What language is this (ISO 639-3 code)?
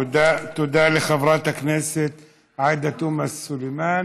heb